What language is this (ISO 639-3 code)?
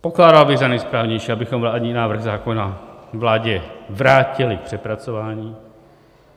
ces